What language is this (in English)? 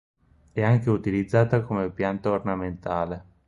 Italian